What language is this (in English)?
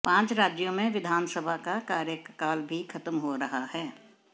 Hindi